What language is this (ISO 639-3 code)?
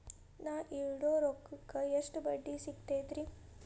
kan